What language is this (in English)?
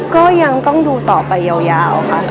Thai